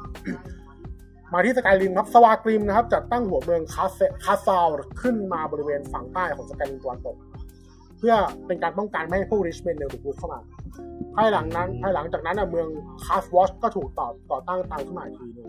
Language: Thai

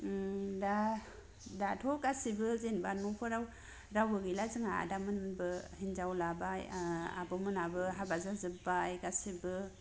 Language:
Bodo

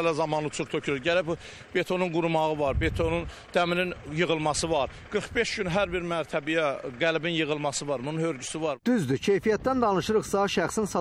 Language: Turkish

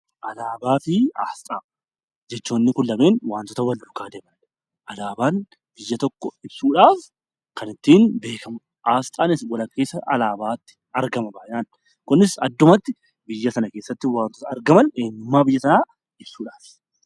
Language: Oromo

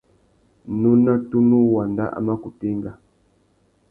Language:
Tuki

